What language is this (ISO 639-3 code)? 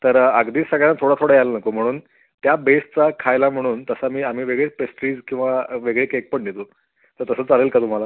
mar